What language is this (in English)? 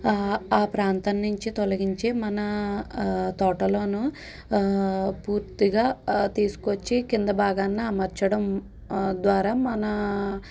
Telugu